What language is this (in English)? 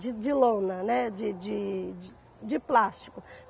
Portuguese